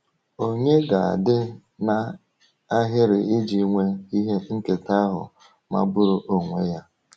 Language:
Igbo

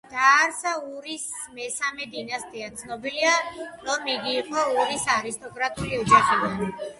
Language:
Georgian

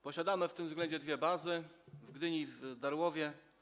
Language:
Polish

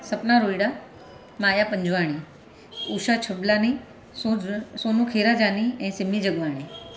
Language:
Sindhi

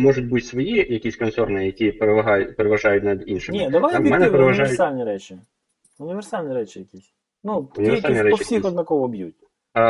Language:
Ukrainian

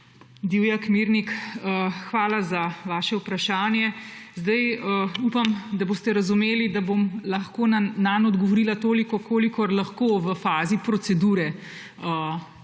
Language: Slovenian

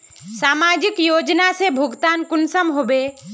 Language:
Magahi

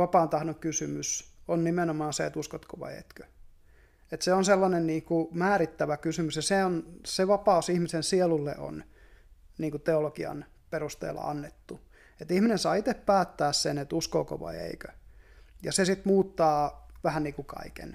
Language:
Finnish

